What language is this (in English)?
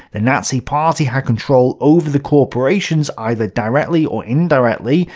English